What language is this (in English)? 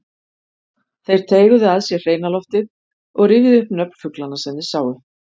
Icelandic